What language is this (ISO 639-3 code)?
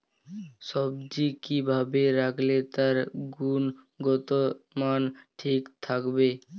ben